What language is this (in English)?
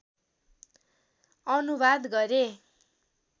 Nepali